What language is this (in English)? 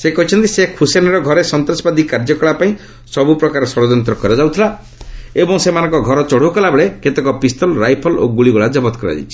Odia